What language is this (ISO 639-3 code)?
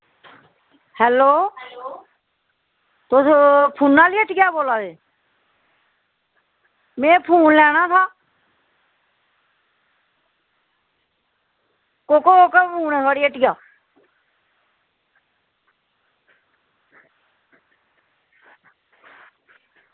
doi